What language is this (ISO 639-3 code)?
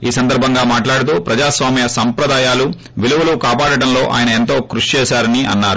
tel